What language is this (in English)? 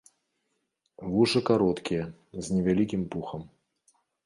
Belarusian